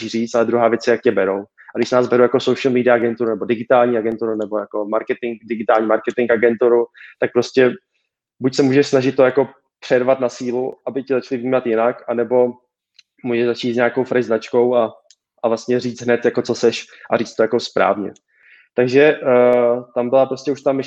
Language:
Czech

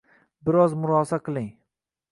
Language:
Uzbek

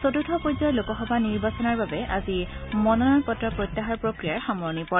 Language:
Assamese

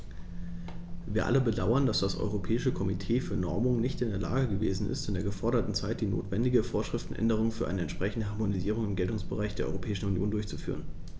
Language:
German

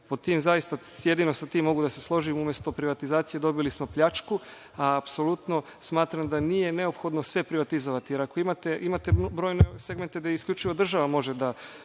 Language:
Serbian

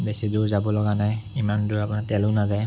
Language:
Assamese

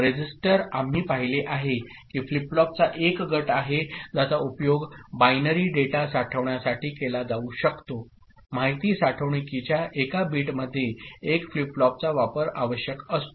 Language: Marathi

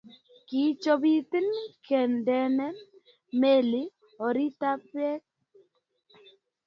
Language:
Kalenjin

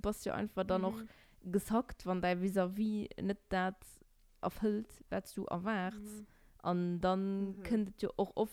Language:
German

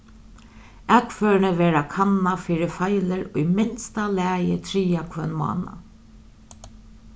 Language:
Faroese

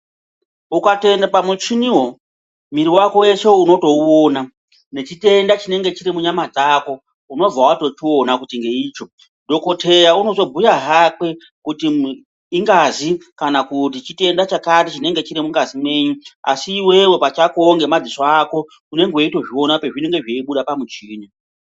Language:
Ndau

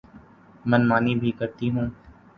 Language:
Urdu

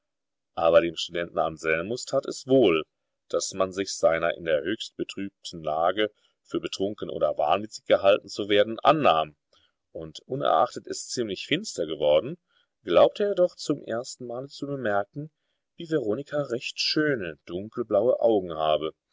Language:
German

